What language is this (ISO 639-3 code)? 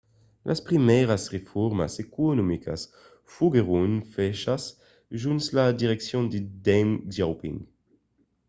oci